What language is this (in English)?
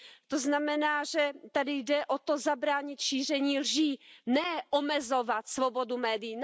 Czech